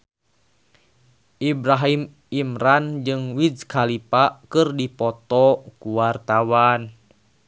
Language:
Sundanese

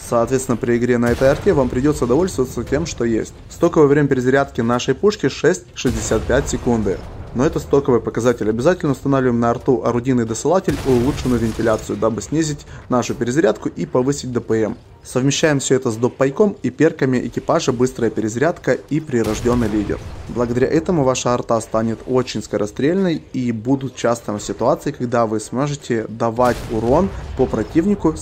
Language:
Russian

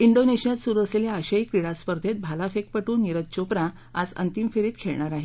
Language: Marathi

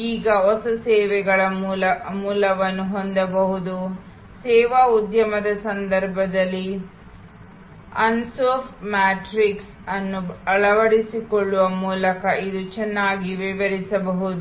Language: Kannada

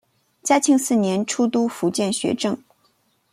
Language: Chinese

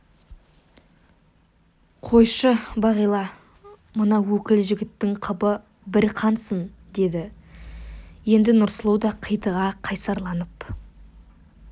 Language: Kazakh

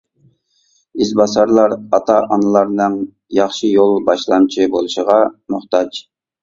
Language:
Uyghur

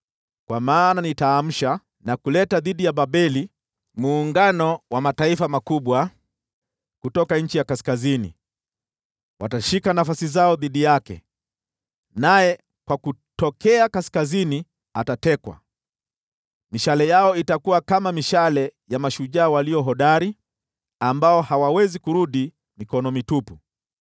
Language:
Swahili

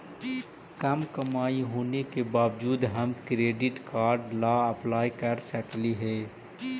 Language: Magahi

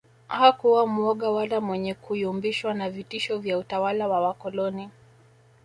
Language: Swahili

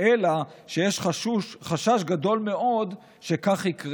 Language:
Hebrew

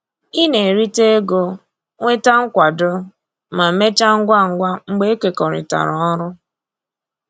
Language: Igbo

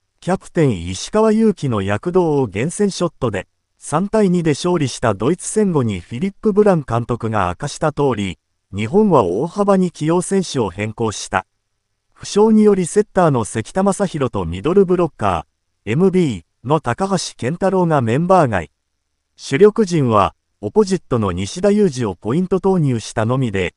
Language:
Japanese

